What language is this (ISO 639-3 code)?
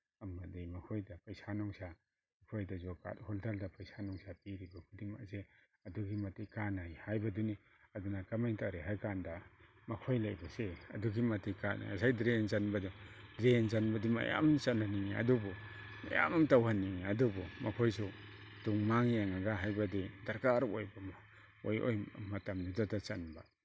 mni